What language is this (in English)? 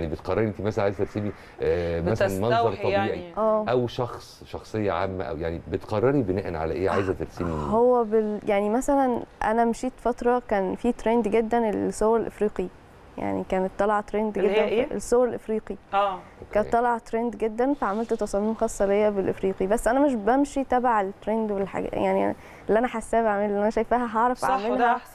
Arabic